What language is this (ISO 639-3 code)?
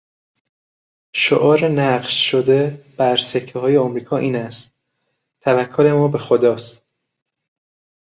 fas